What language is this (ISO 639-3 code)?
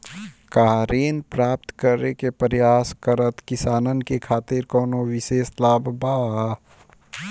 bho